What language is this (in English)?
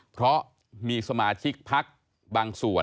Thai